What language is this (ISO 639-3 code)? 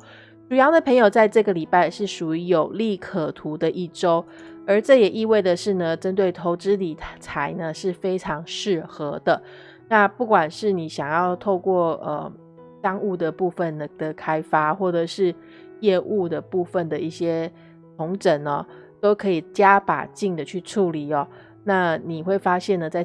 zho